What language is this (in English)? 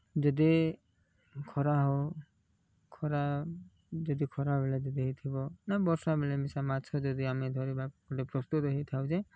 Odia